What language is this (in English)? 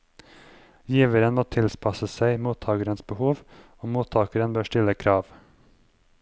Norwegian